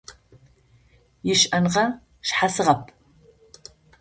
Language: Adyghe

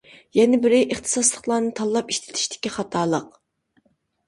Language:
Uyghur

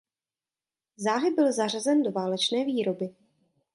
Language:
Czech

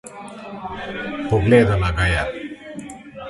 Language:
Slovenian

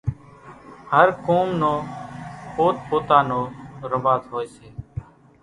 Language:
Kachi Koli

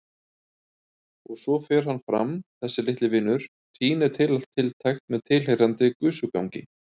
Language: Icelandic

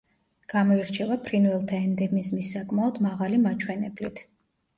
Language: Georgian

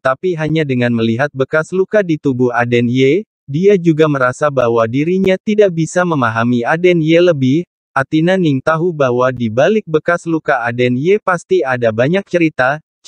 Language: Indonesian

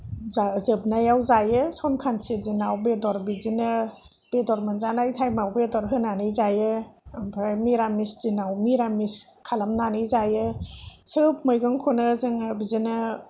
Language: Bodo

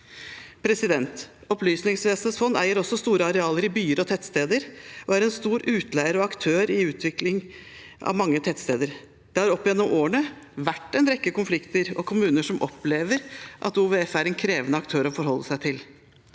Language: Norwegian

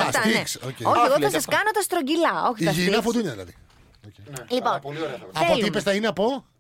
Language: Greek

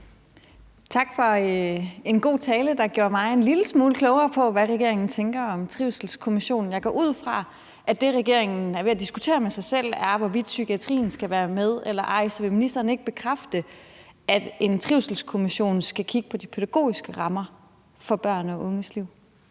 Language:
Danish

